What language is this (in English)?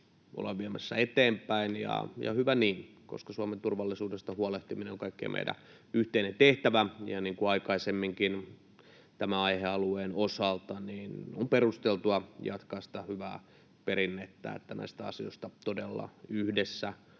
Finnish